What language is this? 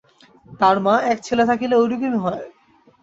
Bangla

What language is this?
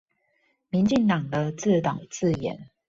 Chinese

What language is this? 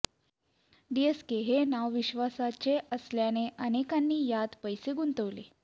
Marathi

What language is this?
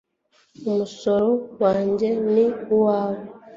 Kinyarwanda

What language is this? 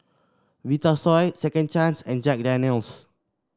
English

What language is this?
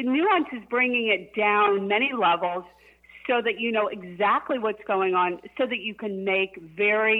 English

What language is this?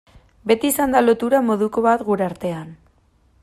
Basque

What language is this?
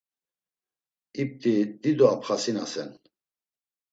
Laz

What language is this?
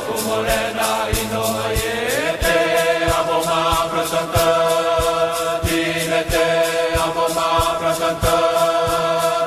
Portuguese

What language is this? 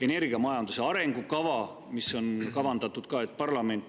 Estonian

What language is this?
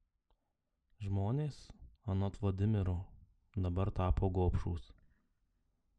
Lithuanian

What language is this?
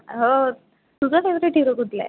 Marathi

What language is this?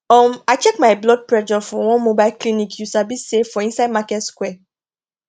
Nigerian Pidgin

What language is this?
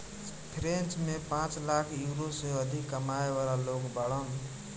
Bhojpuri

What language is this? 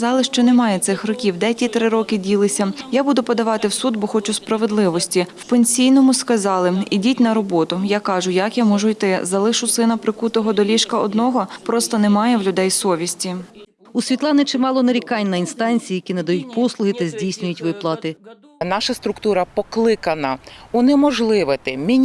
Ukrainian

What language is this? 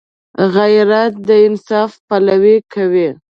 Pashto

